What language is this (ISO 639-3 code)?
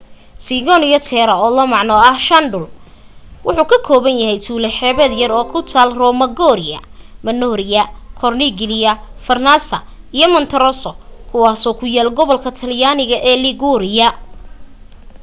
som